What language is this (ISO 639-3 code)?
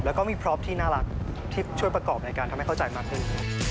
tha